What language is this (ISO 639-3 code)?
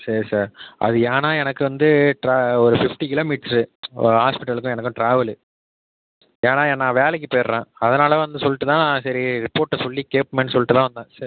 tam